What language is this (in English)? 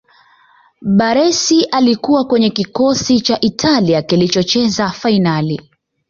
Swahili